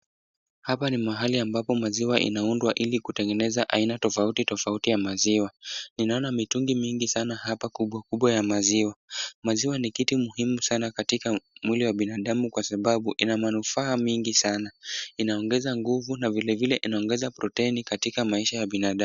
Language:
Swahili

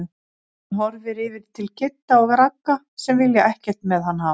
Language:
Icelandic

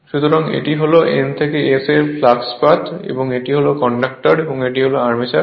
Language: Bangla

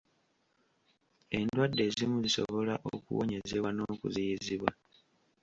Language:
Ganda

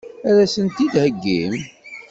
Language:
Kabyle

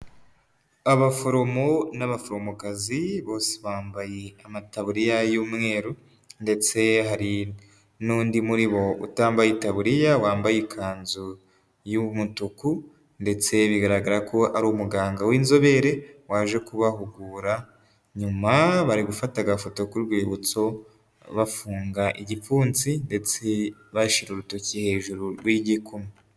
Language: Kinyarwanda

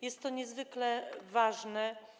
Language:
Polish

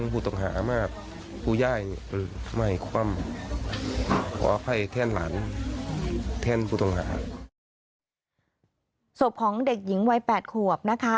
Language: Thai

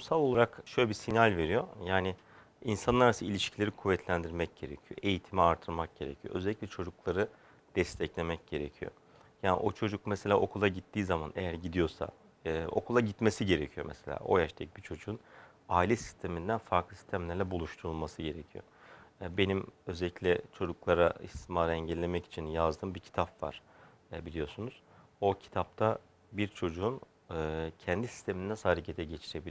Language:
Turkish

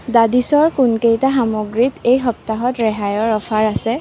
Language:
Assamese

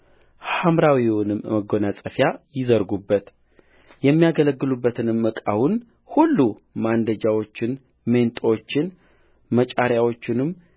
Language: Amharic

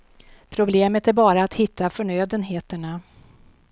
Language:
Swedish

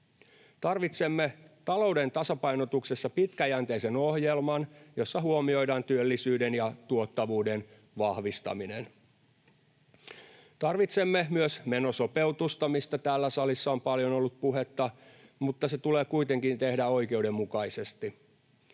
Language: Finnish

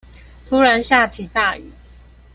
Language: Chinese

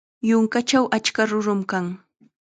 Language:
Chiquián Ancash Quechua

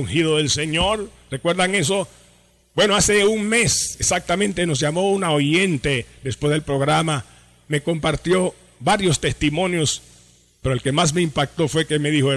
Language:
Spanish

